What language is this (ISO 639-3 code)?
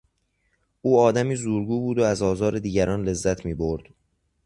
fas